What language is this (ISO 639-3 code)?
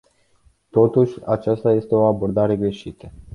ron